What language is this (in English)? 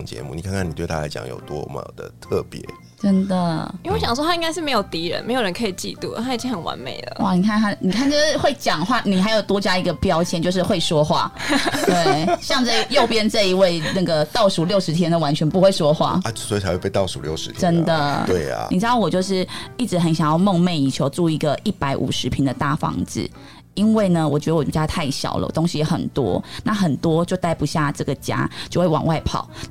Chinese